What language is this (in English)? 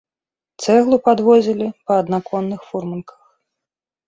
Belarusian